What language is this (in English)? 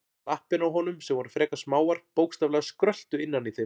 Icelandic